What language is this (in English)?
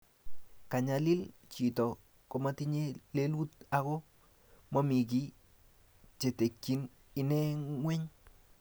Kalenjin